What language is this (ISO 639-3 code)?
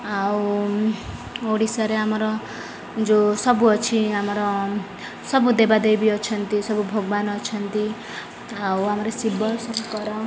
ori